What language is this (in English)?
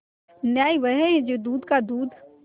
Hindi